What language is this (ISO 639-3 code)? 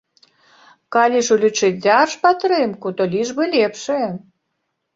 bel